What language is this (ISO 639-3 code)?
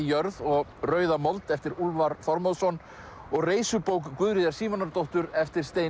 isl